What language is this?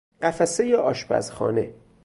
Persian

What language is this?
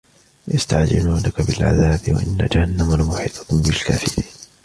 Arabic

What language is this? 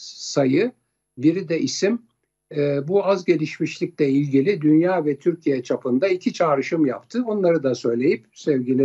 Turkish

